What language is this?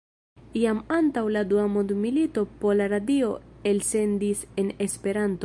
Esperanto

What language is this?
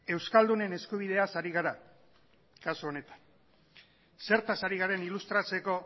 Basque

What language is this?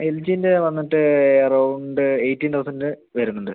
Malayalam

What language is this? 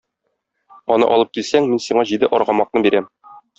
Tatar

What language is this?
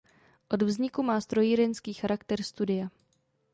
Czech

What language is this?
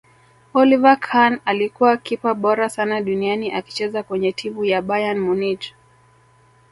Swahili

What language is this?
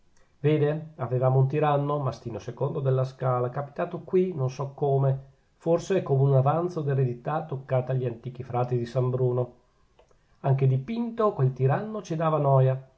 Italian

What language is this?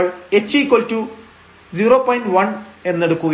Malayalam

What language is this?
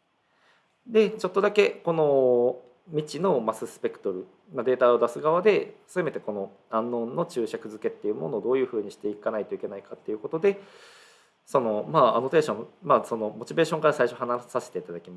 Japanese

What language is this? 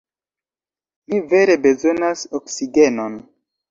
Esperanto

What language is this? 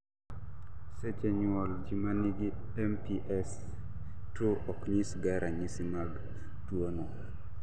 Luo (Kenya and Tanzania)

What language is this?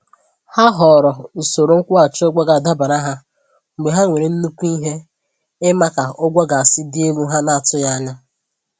Igbo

